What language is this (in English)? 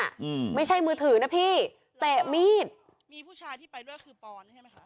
Thai